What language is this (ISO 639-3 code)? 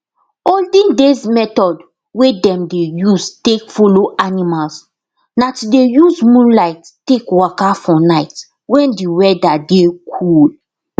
pcm